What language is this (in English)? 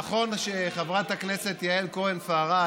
Hebrew